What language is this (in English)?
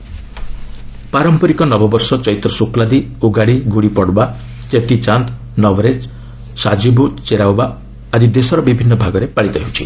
Odia